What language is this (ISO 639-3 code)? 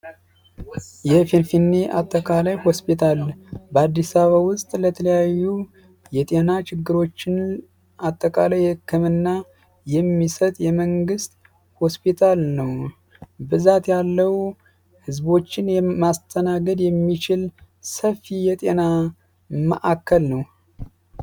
amh